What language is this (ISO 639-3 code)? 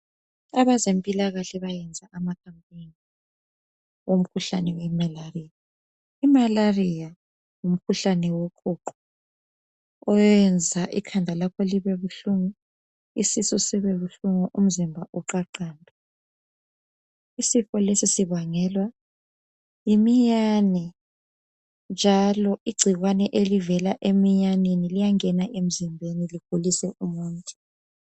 nde